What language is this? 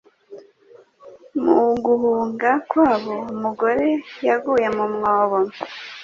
Kinyarwanda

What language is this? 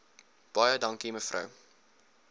Afrikaans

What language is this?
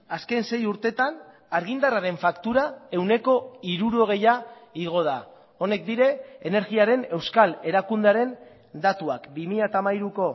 Basque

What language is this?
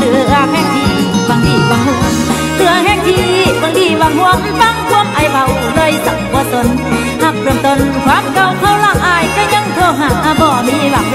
Thai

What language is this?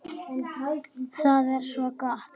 Icelandic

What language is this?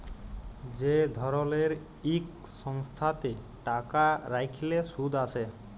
Bangla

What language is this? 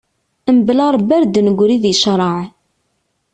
Kabyle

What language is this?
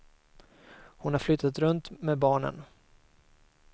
Swedish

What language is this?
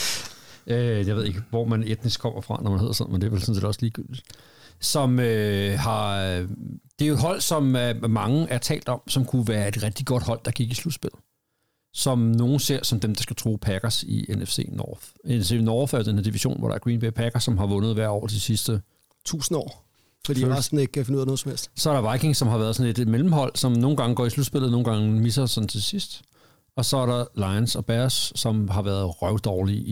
Danish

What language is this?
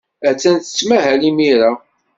Kabyle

